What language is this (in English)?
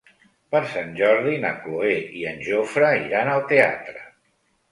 Catalan